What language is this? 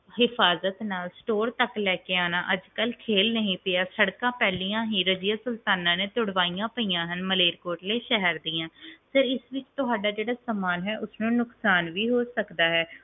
Punjabi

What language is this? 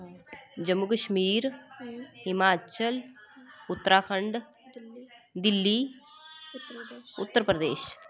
Dogri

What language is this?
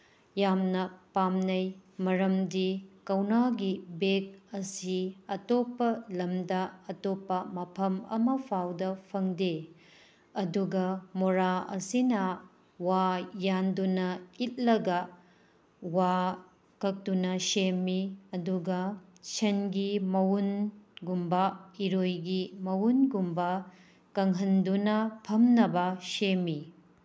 Manipuri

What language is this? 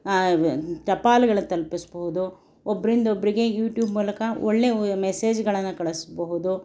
Kannada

